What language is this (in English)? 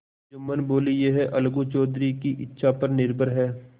Hindi